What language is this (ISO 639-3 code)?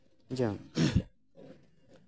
sat